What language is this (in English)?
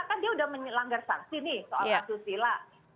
Indonesian